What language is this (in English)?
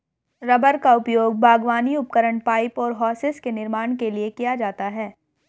Hindi